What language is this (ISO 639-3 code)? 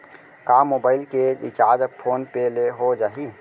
hne